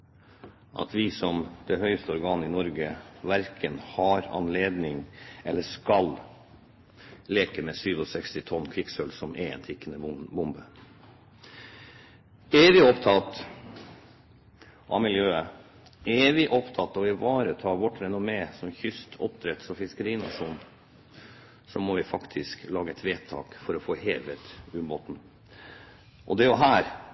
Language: Norwegian Bokmål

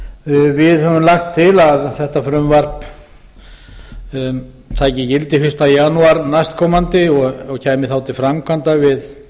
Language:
Icelandic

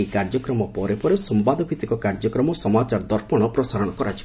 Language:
Odia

